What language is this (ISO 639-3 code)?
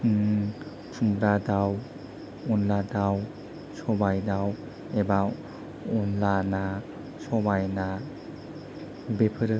brx